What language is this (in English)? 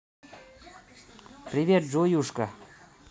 Russian